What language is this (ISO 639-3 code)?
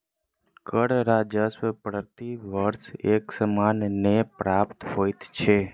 mai